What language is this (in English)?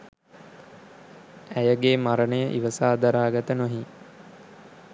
Sinhala